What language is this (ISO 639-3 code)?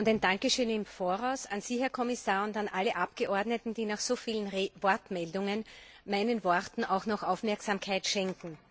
deu